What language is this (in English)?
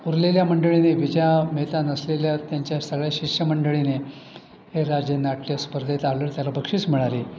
Marathi